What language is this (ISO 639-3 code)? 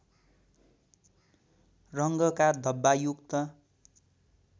nep